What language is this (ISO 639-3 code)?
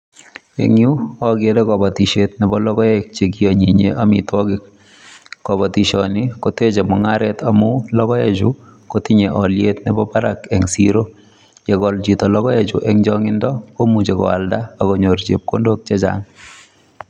kln